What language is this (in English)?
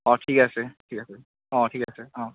Assamese